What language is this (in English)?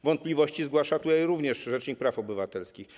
Polish